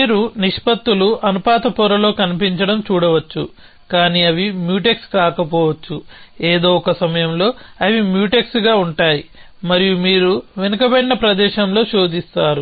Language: Telugu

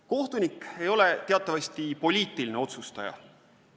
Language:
Estonian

